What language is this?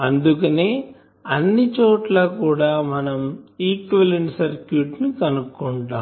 Telugu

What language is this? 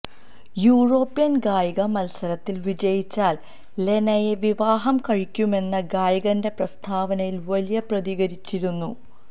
Malayalam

